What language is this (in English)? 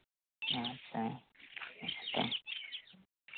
Santali